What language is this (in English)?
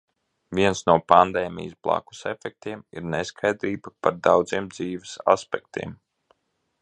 Latvian